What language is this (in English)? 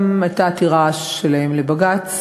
Hebrew